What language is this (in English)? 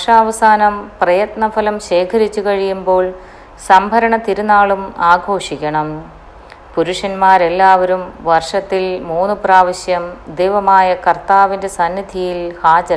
Malayalam